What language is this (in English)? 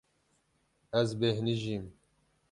Kurdish